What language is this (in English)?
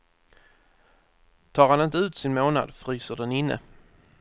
Swedish